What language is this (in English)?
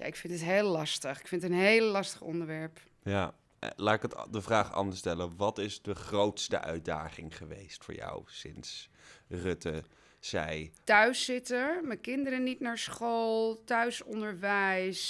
Dutch